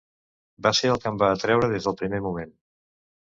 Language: Catalan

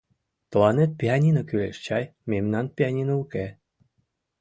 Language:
Mari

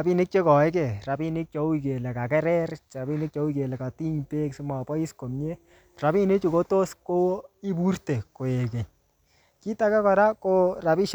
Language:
Kalenjin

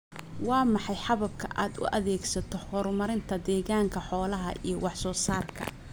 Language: Somali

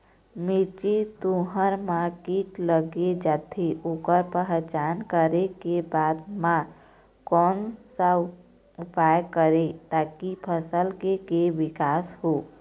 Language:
Chhattisgarhi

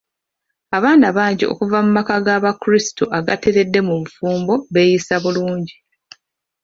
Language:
Ganda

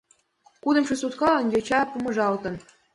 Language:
Mari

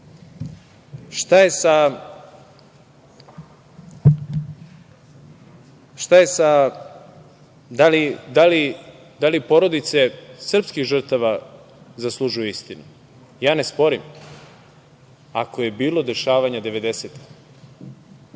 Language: Serbian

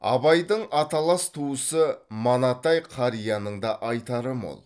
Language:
Kazakh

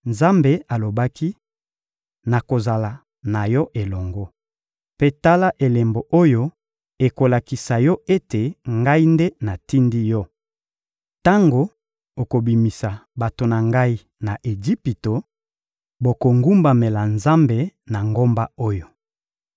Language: Lingala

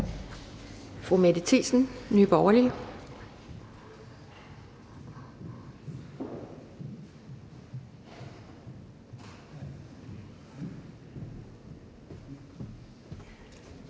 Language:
Danish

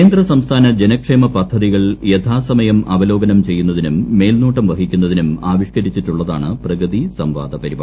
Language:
Malayalam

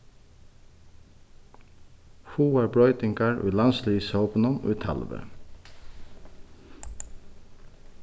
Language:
Faroese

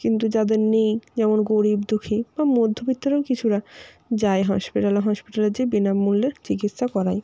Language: Bangla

